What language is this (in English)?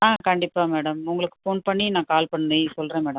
Tamil